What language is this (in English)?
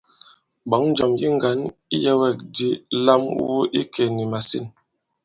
Bankon